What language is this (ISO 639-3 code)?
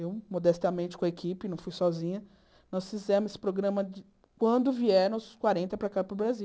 por